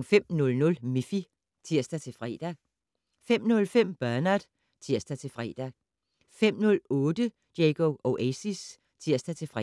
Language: Danish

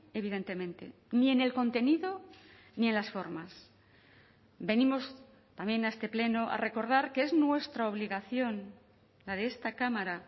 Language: Spanish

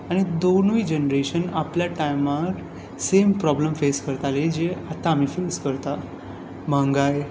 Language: Konkani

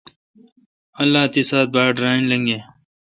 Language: Kalkoti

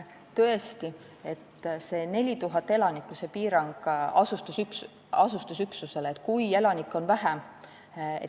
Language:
Estonian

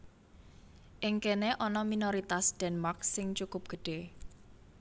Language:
Javanese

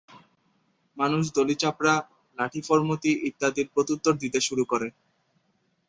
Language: Bangla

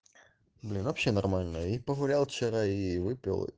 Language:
Russian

